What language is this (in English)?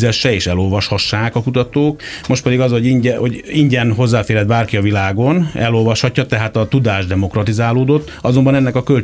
Hungarian